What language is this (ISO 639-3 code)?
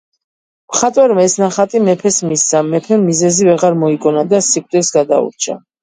kat